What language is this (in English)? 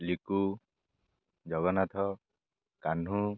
Odia